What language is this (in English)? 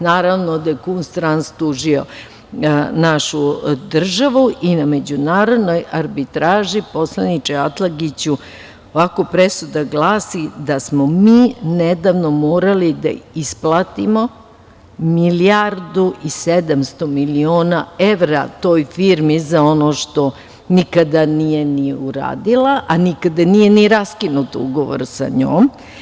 Serbian